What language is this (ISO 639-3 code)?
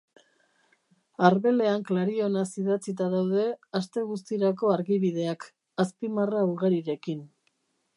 eus